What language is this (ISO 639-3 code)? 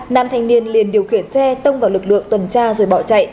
vie